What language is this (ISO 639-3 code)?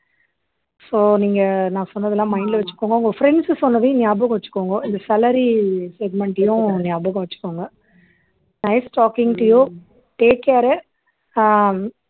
tam